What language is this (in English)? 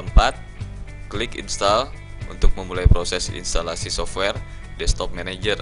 Indonesian